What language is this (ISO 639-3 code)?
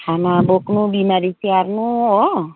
nep